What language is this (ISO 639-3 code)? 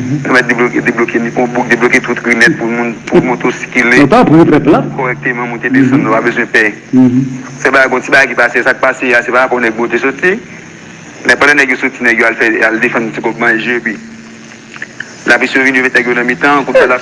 fra